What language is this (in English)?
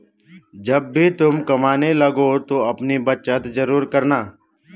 Hindi